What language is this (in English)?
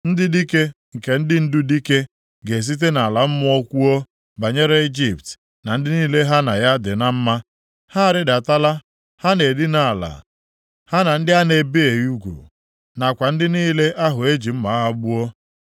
Igbo